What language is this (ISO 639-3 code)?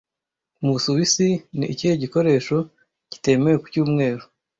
kin